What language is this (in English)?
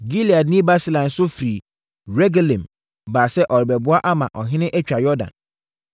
Akan